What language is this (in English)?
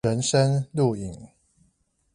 Chinese